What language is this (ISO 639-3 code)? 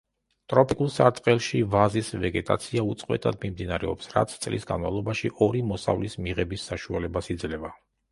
kat